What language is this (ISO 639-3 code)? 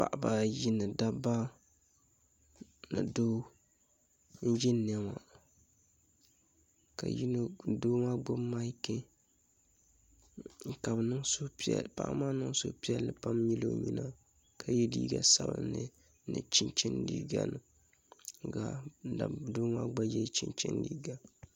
dag